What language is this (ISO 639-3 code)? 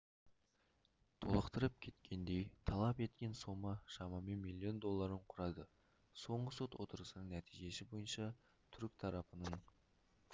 kaz